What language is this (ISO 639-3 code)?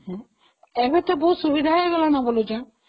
ori